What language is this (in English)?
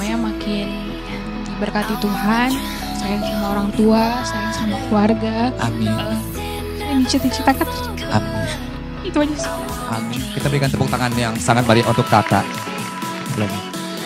Indonesian